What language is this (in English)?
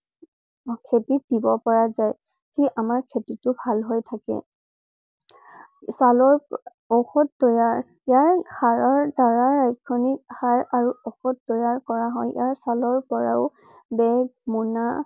Assamese